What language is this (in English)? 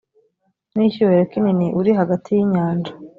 Kinyarwanda